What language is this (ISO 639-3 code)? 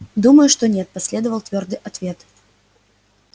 rus